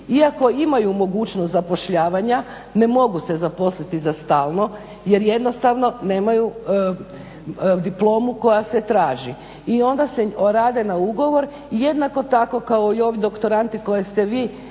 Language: Croatian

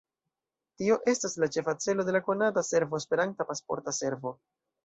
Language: Esperanto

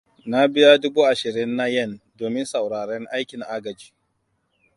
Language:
Hausa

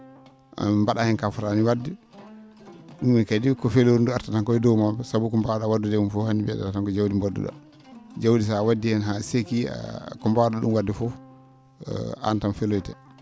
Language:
Fula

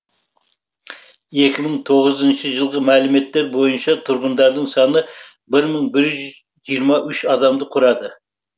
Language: Kazakh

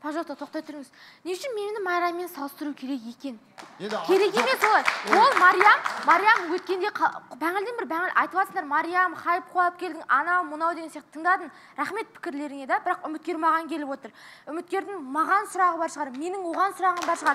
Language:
Turkish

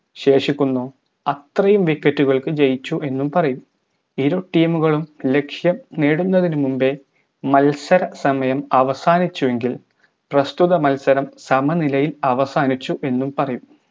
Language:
Malayalam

